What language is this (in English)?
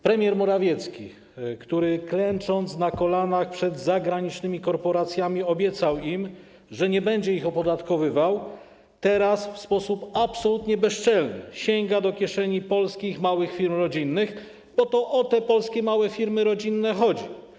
Polish